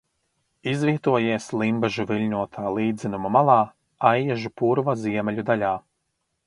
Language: Latvian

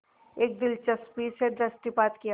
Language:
Hindi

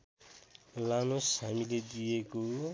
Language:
Nepali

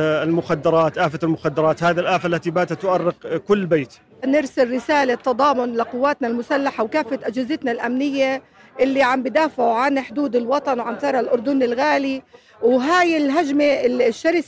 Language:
Arabic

